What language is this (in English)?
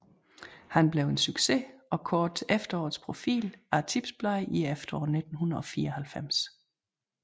Danish